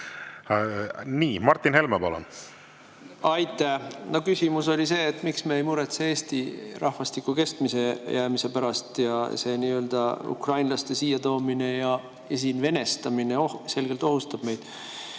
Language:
Estonian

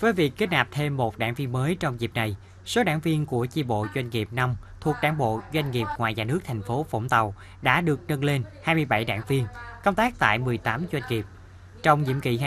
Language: Vietnamese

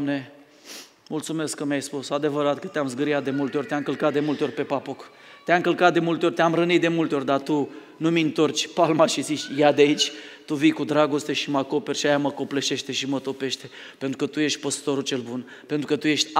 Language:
Romanian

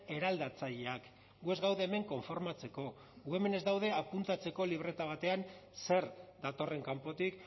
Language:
Basque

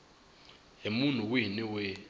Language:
Tsonga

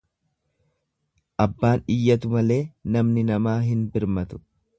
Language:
Oromo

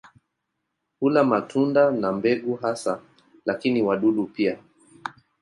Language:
Swahili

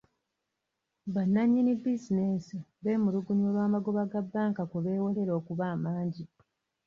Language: Ganda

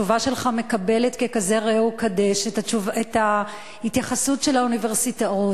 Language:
Hebrew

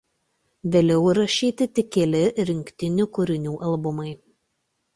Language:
Lithuanian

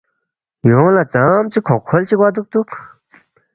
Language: Balti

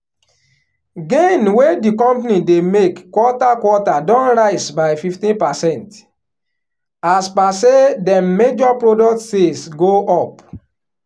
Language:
Nigerian Pidgin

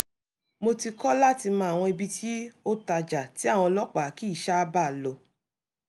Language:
Yoruba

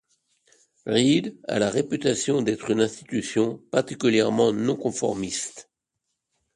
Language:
French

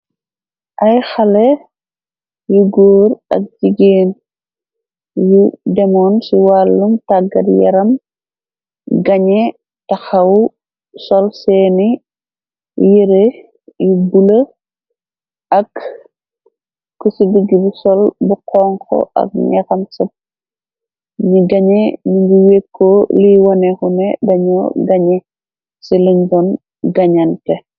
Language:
Wolof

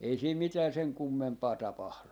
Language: Finnish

